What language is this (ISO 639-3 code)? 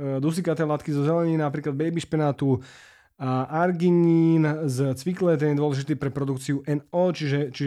slk